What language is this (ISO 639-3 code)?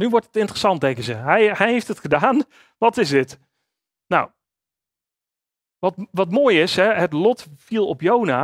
nld